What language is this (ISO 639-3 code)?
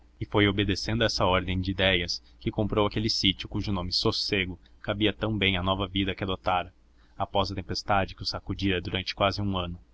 por